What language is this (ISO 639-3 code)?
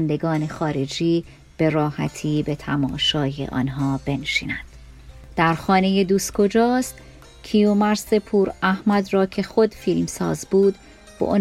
fas